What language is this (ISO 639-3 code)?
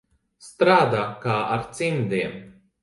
lav